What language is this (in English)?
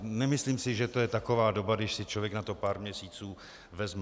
Czech